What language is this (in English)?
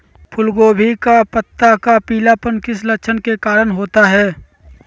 Magahi